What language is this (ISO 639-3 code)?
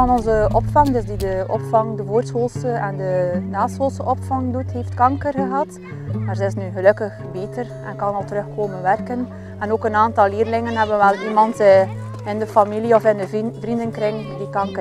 nld